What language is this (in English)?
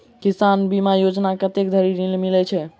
Maithili